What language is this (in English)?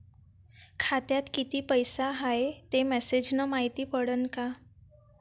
Marathi